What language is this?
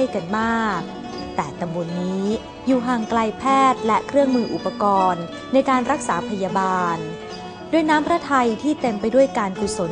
Thai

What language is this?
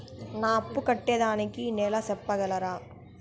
Telugu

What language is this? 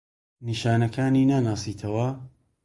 Central Kurdish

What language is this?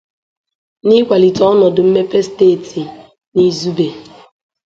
Igbo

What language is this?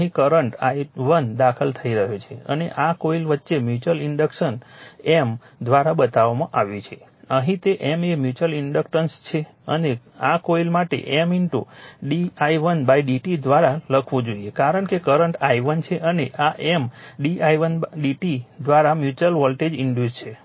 Gujarati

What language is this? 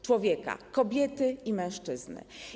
Polish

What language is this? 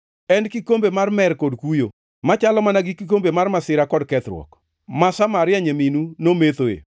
Luo (Kenya and Tanzania)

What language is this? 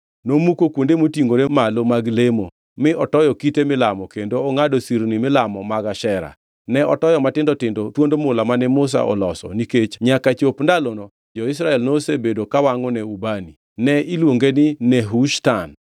Luo (Kenya and Tanzania)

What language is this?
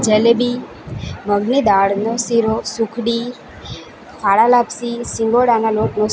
Gujarati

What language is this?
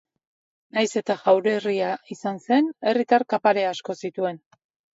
Basque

